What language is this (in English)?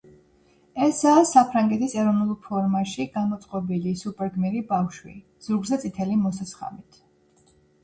Georgian